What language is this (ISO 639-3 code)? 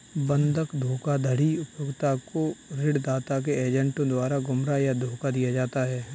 hin